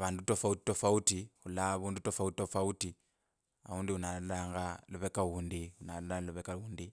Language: Kabras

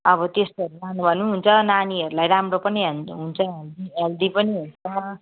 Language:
Nepali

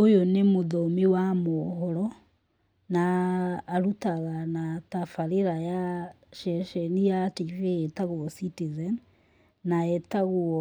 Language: Kikuyu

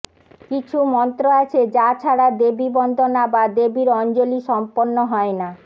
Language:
Bangla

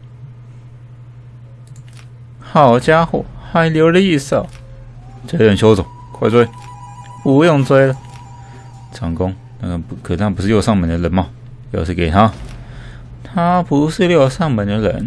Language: Chinese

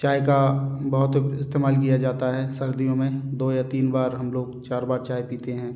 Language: Hindi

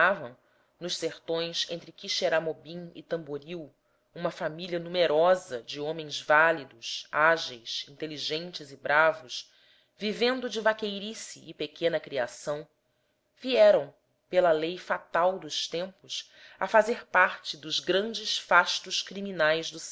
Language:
Portuguese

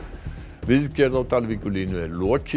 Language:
Icelandic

